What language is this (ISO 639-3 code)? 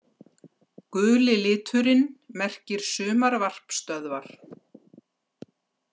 isl